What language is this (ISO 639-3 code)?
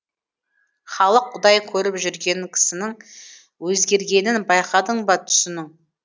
kaz